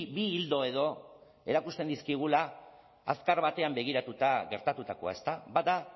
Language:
Basque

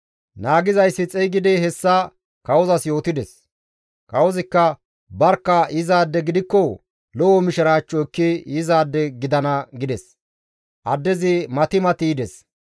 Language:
Gamo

